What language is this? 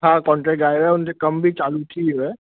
Sindhi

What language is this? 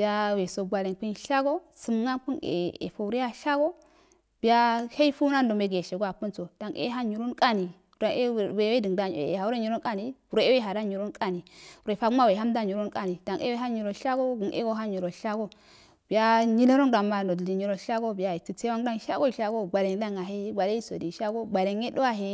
Afade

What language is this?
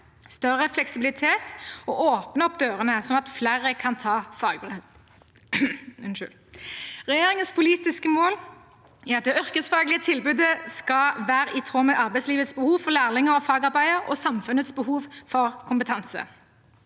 Norwegian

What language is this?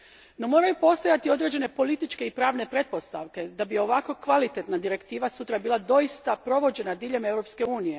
Croatian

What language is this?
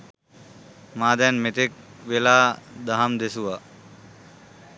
Sinhala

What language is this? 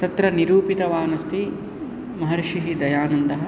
Sanskrit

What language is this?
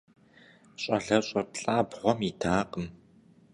Kabardian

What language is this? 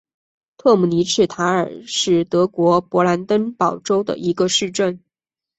Chinese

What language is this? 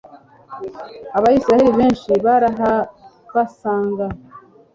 Kinyarwanda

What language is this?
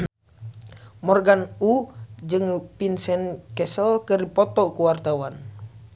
Sundanese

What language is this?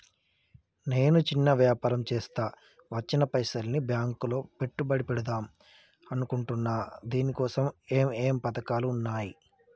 Telugu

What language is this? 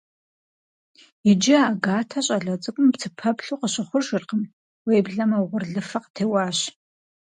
Kabardian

